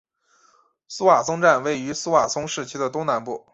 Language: Chinese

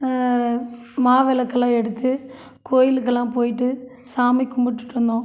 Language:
Tamil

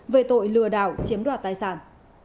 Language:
Vietnamese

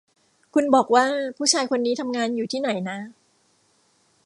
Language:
Thai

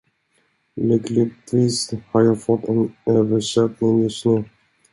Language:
Swedish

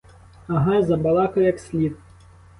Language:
Ukrainian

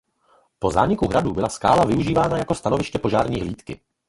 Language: Czech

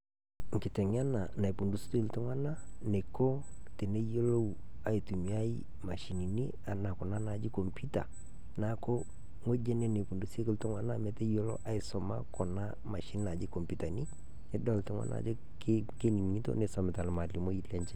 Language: Masai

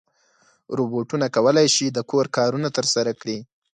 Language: Pashto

